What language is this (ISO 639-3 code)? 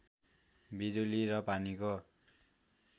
nep